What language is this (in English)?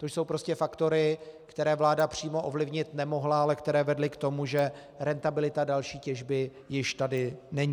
Czech